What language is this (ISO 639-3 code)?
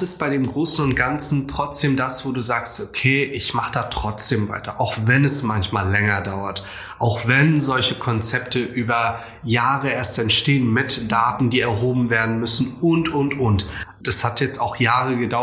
deu